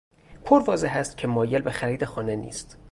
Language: Persian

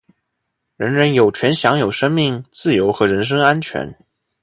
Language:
Chinese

